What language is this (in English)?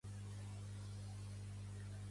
Catalan